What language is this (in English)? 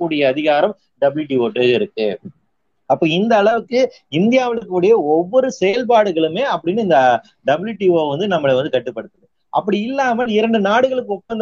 Tamil